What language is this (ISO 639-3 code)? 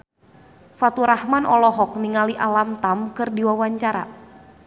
sun